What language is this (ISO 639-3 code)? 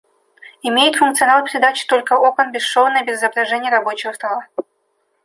rus